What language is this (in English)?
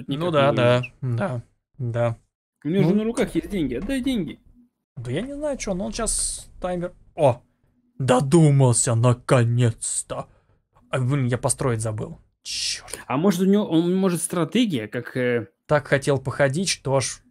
Russian